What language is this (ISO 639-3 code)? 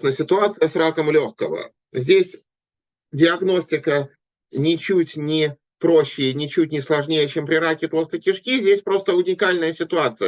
rus